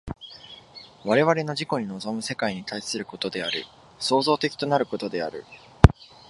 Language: Japanese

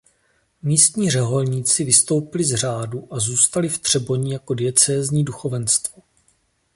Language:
Czech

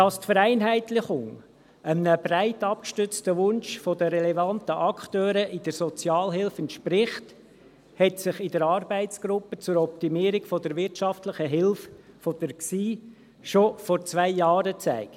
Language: Swiss German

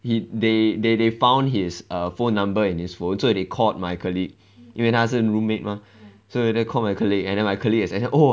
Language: English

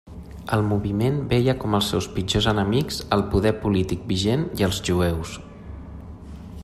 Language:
Catalan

